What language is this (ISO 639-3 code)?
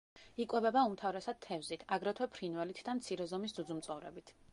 kat